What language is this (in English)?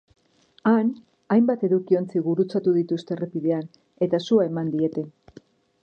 Basque